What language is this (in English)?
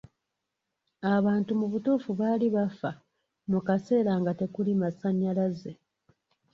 Ganda